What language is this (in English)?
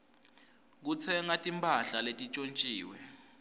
Swati